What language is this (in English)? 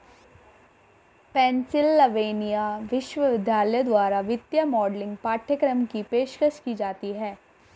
Hindi